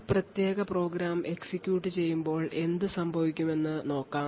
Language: Malayalam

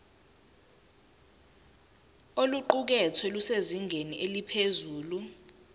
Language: Zulu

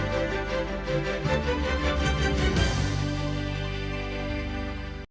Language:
Ukrainian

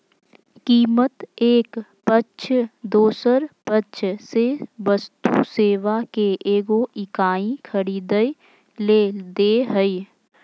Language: Magahi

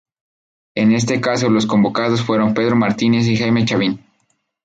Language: Spanish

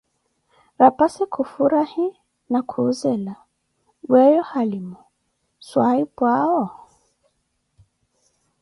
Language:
Koti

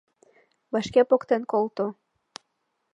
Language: Mari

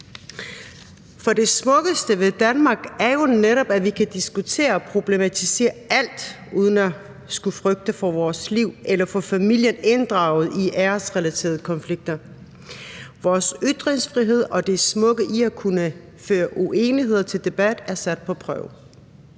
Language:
Danish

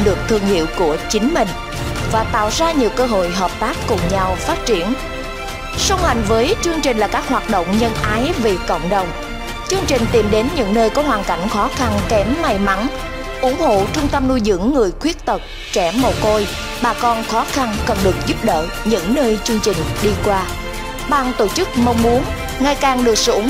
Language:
Vietnamese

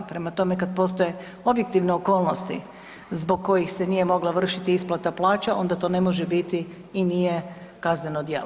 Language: Croatian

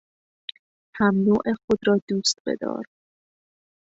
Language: Persian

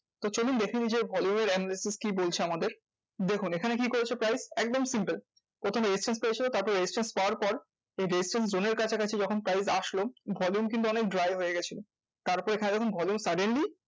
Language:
Bangla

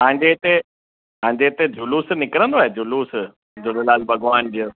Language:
Sindhi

